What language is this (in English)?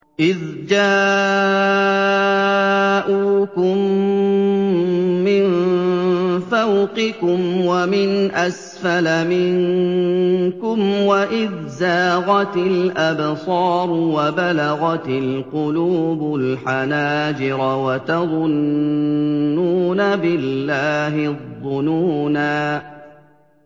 Arabic